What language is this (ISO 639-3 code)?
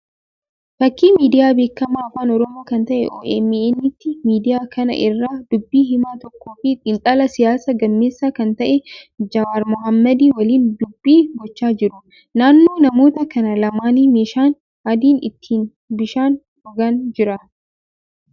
orm